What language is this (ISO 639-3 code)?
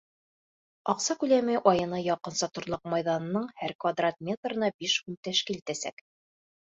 bak